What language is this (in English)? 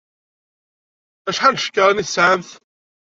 Kabyle